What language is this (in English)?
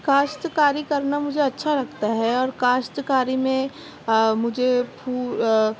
Urdu